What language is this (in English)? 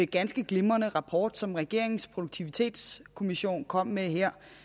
Danish